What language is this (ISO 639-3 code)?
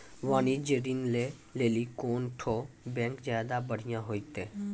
mai